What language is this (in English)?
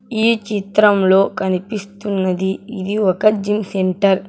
Telugu